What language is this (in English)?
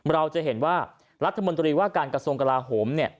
Thai